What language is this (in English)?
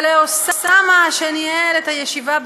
Hebrew